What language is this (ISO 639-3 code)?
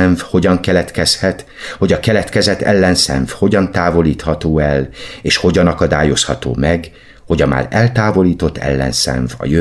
hun